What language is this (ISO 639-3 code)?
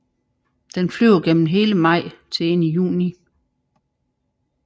dan